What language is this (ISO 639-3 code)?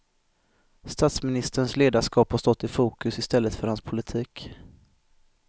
swe